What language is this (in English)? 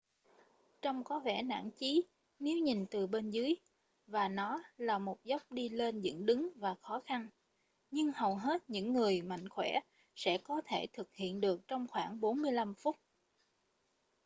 Vietnamese